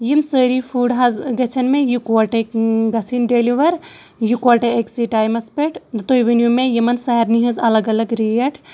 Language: Kashmiri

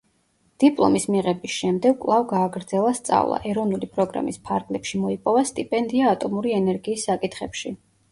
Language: Georgian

